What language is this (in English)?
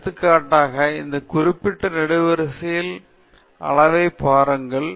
Tamil